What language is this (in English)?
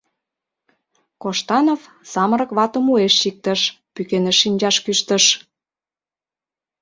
Mari